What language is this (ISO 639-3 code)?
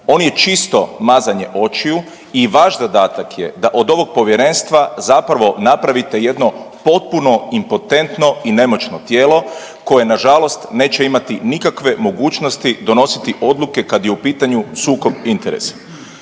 hrv